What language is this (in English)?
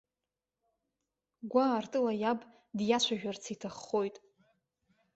Abkhazian